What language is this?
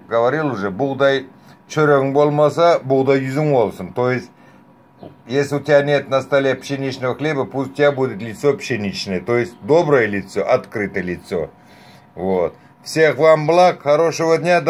Russian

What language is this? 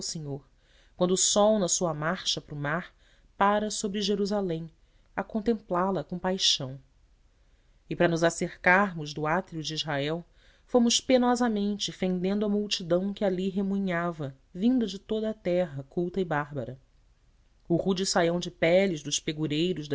Portuguese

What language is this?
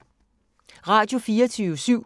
Danish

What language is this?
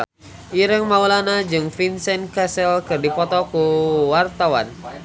Sundanese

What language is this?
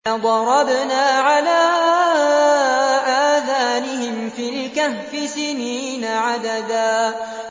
Arabic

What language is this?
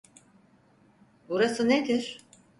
Turkish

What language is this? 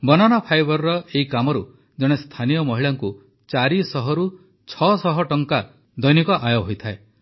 Odia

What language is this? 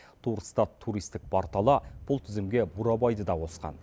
Kazakh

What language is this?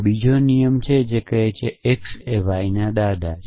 Gujarati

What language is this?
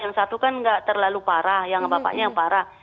Indonesian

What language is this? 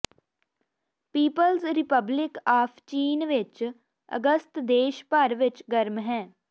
Punjabi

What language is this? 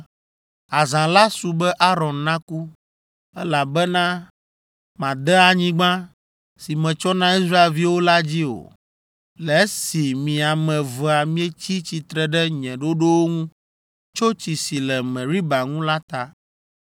Ewe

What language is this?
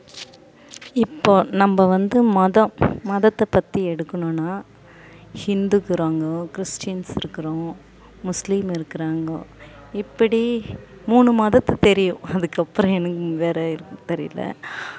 Tamil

